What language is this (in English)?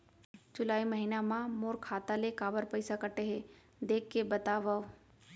Chhattisgarhi